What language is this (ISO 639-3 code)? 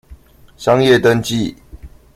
zho